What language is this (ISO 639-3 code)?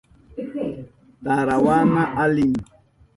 qup